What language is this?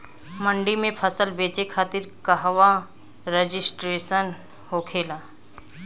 Bhojpuri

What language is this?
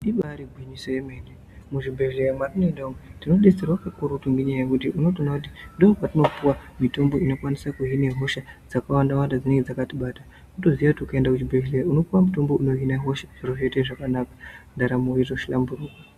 Ndau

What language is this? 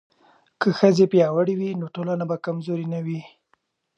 Pashto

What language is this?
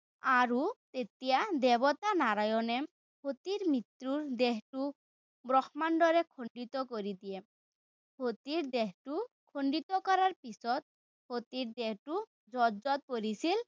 Assamese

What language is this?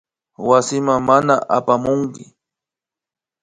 Imbabura Highland Quichua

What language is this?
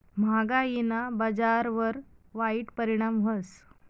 Marathi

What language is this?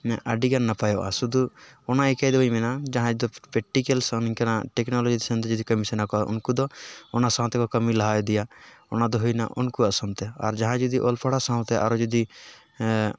Santali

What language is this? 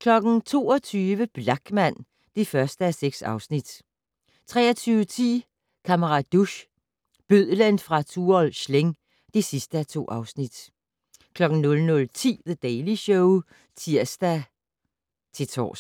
Danish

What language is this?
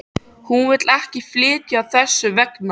Icelandic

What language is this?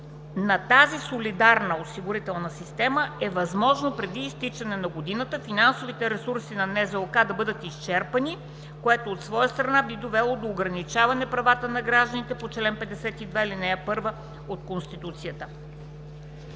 Bulgarian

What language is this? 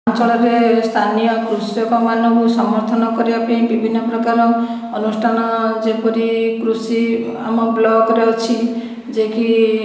Odia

